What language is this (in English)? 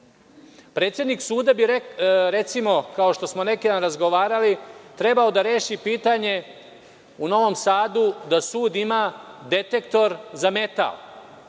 Serbian